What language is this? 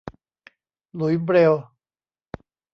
Thai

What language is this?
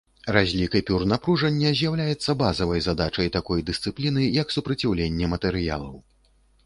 Belarusian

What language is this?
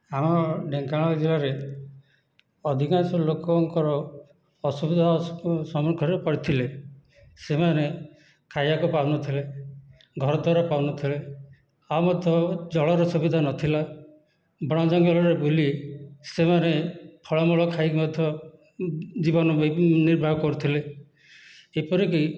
Odia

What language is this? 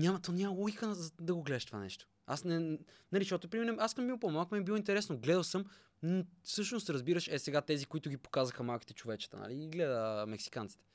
Bulgarian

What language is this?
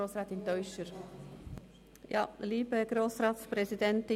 Swiss German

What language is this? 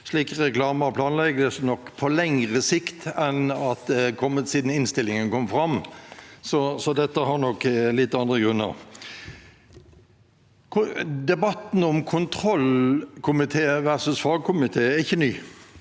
Norwegian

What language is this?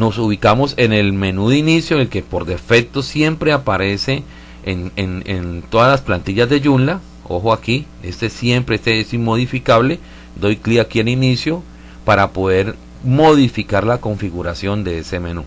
Spanish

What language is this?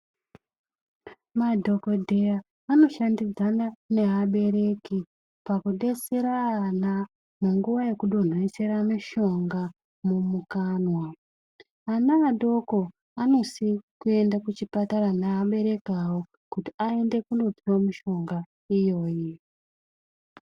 Ndau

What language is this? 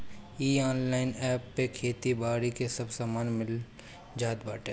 Bhojpuri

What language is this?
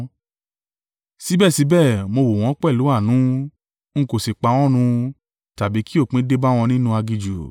Yoruba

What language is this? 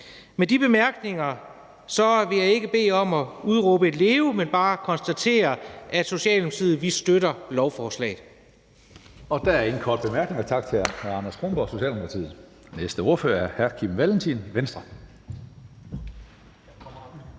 Danish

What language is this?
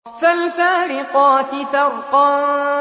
Arabic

